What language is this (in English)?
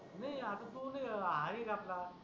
Marathi